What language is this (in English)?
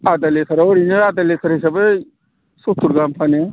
Bodo